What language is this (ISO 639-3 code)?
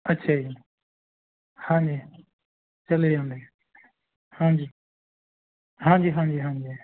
pan